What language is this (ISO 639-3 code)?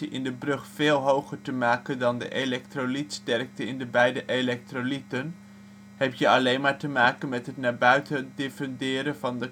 nld